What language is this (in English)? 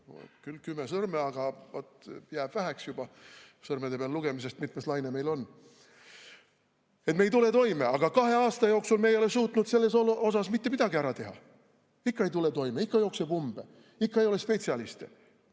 Estonian